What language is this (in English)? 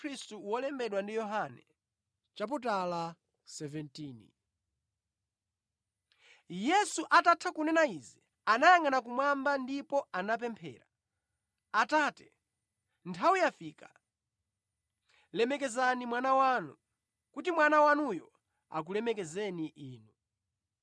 Nyanja